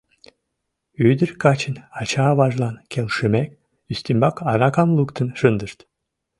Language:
Mari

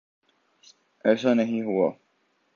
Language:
Urdu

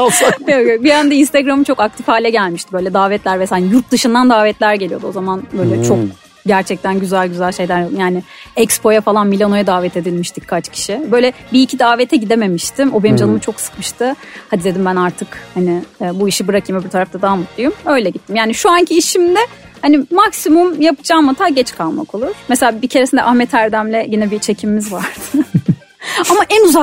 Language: Turkish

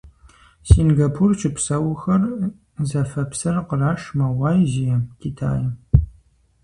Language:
Kabardian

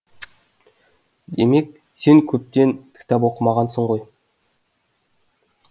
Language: Kazakh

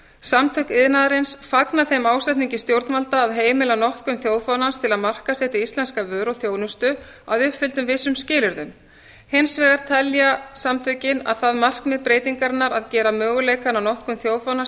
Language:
Icelandic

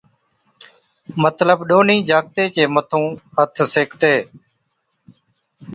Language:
Od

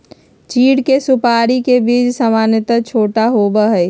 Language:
Magahi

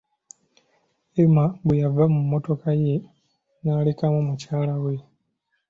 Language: Ganda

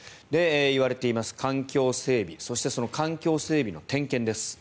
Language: Japanese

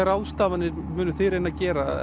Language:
Icelandic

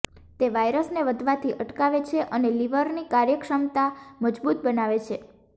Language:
Gujarati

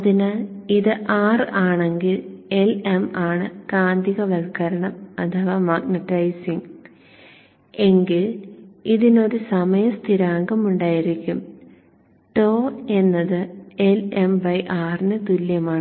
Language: Malayalam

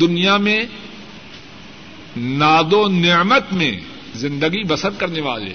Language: Urdu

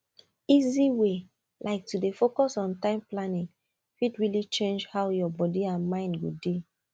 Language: Nigerian Pidgin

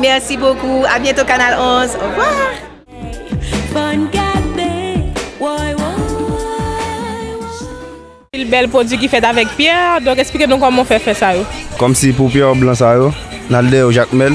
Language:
French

